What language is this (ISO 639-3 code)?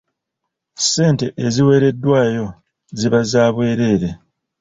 lug